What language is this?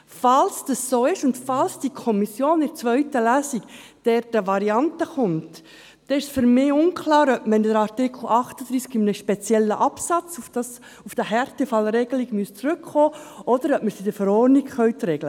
Swiss German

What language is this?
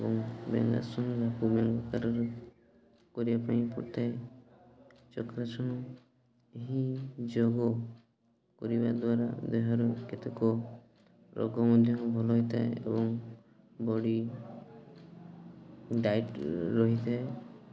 Odia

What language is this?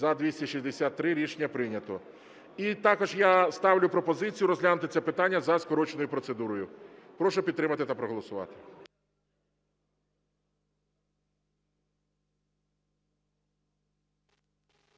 Ukrainian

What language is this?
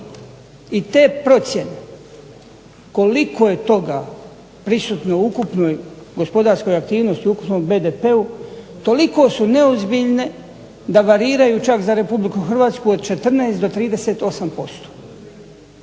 Croatian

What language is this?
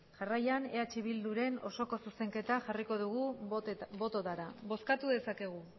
Basque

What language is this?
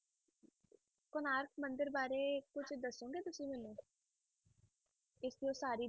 Punjabi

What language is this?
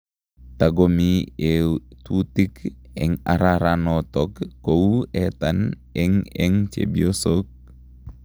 Kalenjin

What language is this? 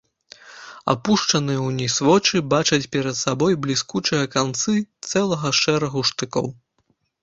Belarusian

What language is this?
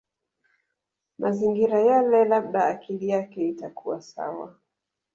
Swahili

